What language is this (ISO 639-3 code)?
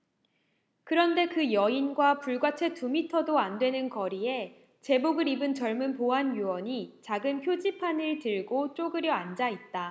kor